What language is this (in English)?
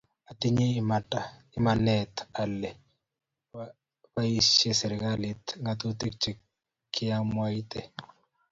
Kalenjin